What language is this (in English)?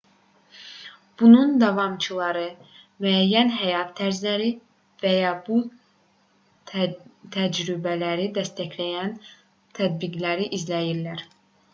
Azerbaijani